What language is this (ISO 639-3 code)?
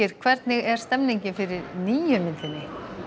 isl